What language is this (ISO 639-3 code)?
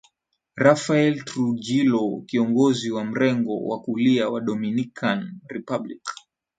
swa